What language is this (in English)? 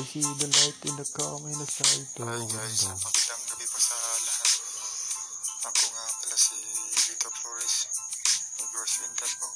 Filipino